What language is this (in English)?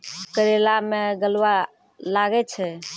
Maithili